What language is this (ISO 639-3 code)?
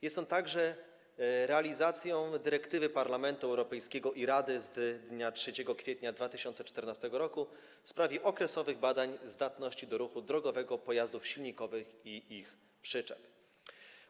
pol